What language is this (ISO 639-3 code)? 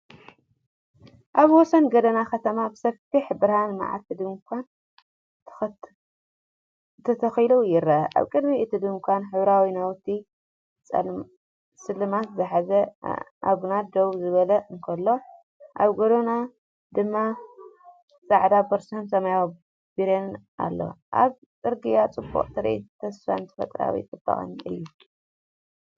tir